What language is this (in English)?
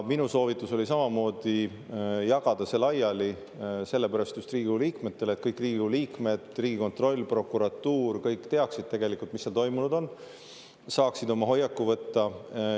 Estonian